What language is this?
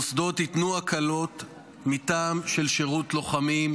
Hebrew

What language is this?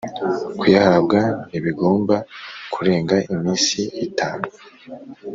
Kinyarwanda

